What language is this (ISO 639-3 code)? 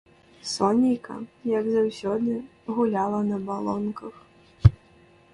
bel